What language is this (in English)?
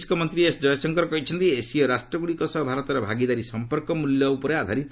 Odia